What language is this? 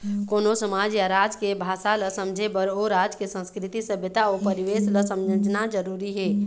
Chhattisgarhi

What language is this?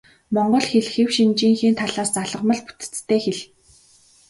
Mongolian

